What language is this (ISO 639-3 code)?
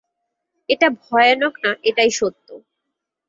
ben